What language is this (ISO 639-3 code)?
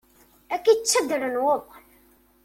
kab